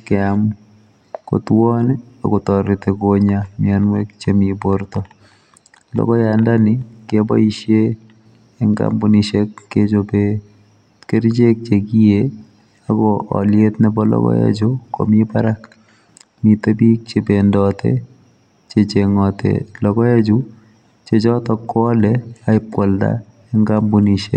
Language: Kalenjin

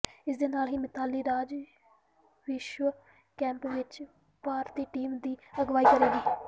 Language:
Punjabi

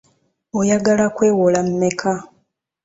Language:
Ganda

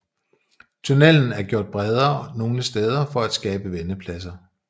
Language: Danish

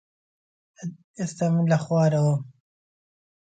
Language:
Central Kurdish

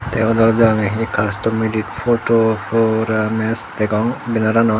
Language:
Chakma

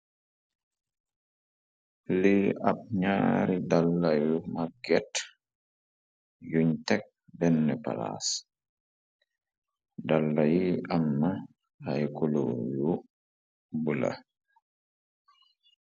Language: Wolof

